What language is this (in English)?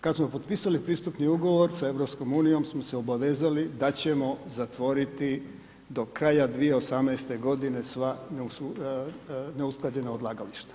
Croatian